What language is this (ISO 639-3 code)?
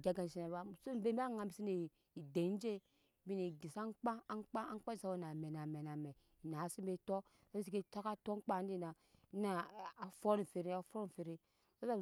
yes